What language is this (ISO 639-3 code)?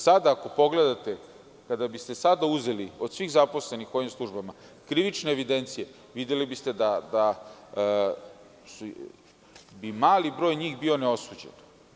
srp